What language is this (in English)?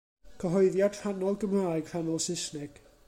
Welsh